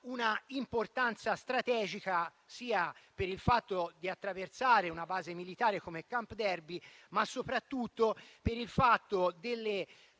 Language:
Italian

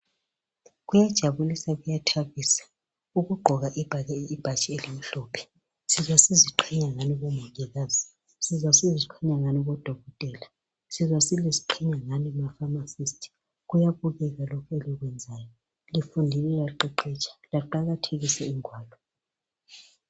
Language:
North Ndebele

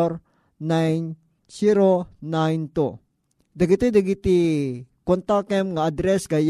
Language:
Filipino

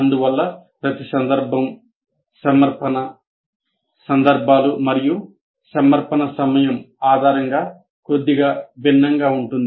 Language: Telugu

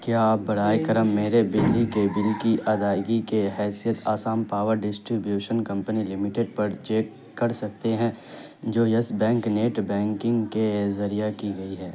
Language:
Urdu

